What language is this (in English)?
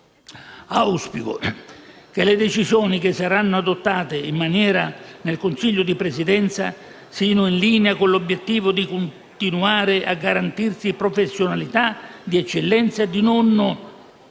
Italian